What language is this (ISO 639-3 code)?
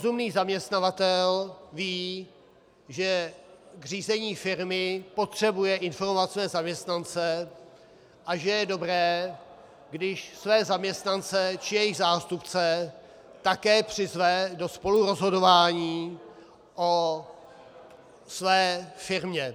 ces